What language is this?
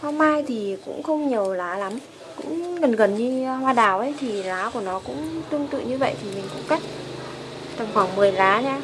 Vietnamese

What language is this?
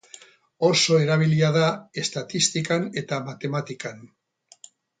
Basque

